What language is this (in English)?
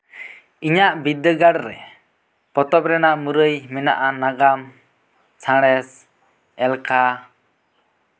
Santali